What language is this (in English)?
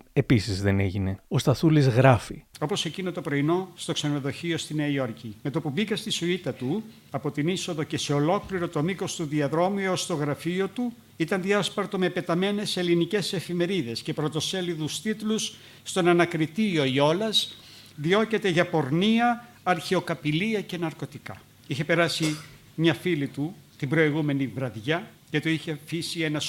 Greek